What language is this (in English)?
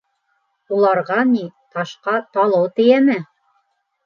Bashkir